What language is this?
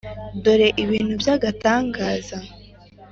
Kinyarwanda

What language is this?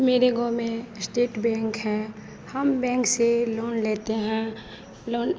Hindi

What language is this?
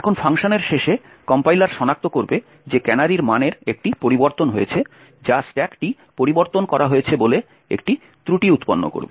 Bangla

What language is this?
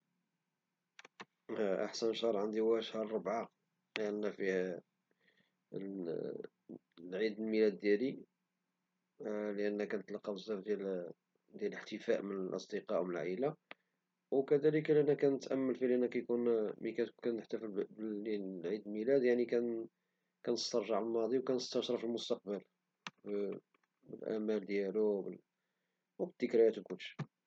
Moroccan Arabic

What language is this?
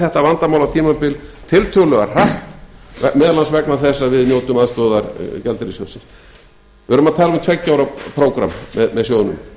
Icelandic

